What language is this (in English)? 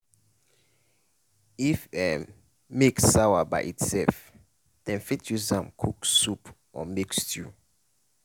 Nigerian Pidgin